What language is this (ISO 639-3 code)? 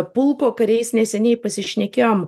lit